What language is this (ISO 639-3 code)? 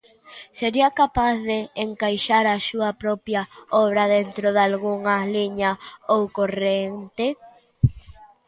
glg